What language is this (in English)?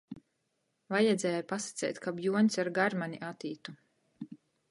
Latgalian